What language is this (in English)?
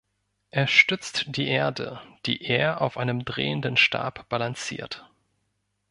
German